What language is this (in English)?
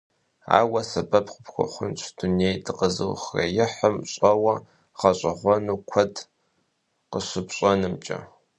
Kabardian